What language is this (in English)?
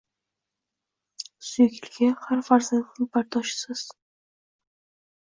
Uzbek